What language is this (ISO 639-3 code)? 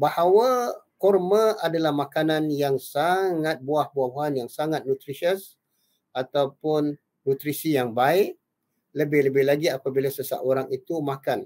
msa